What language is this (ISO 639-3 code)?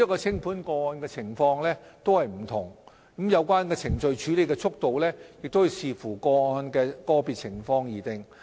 yue